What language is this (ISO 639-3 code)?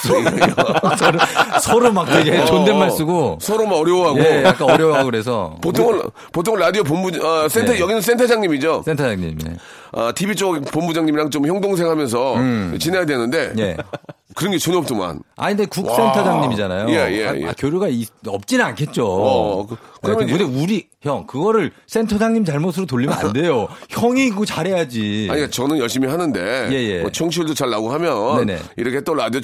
kor